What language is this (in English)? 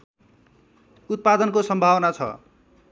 Nepali